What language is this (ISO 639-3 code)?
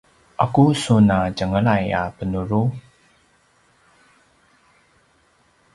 pwn